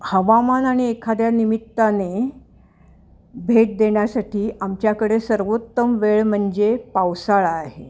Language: Marathi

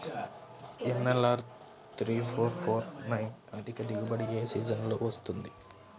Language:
Telugu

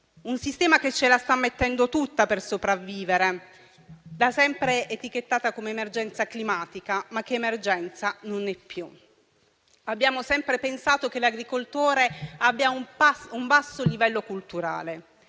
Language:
Italian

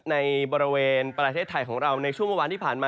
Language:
Thai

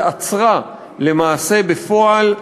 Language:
Hebrew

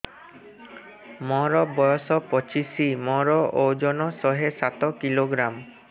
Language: Odia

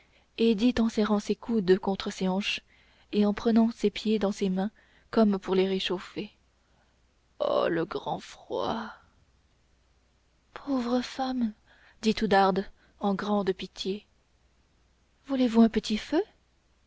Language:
French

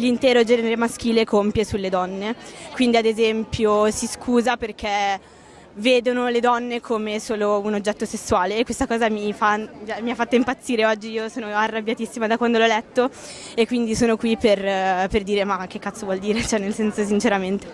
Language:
Italian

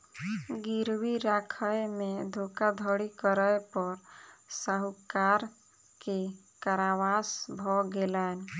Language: Maithili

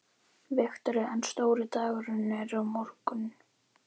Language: Icelandic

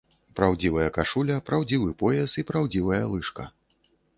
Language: Belarusian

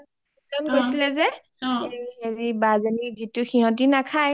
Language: Assamese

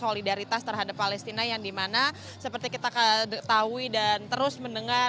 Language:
Indonesian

